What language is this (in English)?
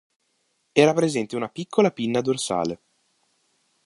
Italian